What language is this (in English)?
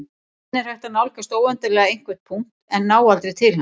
Icelandic